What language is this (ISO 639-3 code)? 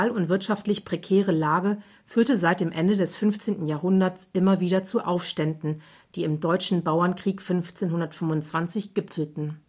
deu